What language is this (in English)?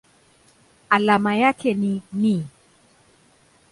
Swahili